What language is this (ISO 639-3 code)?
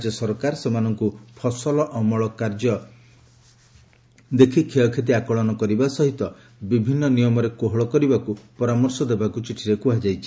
ori